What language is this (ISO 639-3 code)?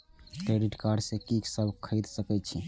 mai